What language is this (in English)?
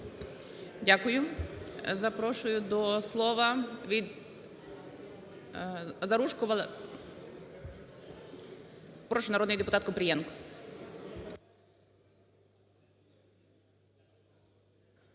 Ukrainian